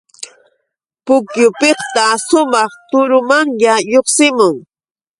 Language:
Yauyos Quechua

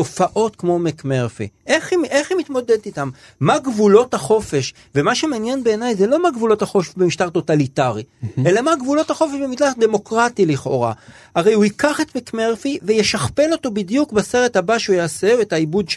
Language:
Hebrew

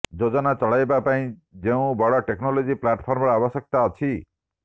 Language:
Odia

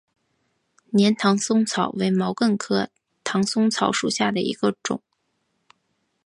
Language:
Chinese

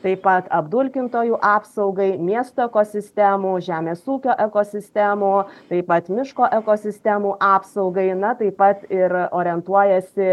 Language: Lithuanian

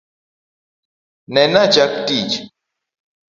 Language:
Luo (Kenya and Tanzania)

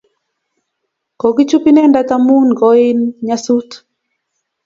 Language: Kalenjin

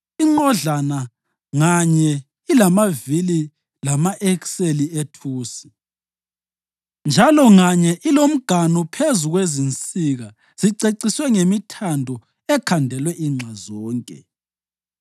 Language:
North Ndebele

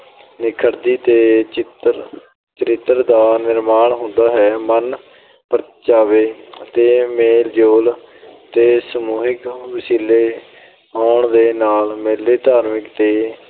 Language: Punjabi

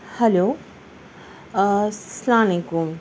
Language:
Urdu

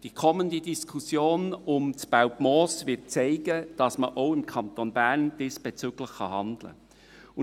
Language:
Swiss German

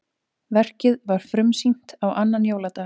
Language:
Icelandic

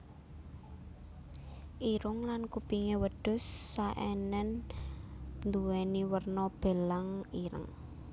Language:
Javanese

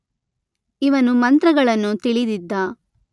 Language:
Kannada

